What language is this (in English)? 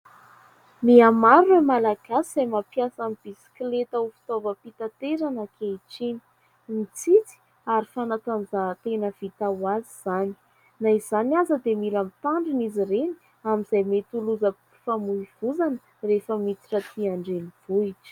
Malagasy